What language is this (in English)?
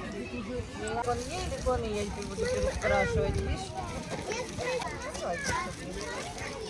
Russian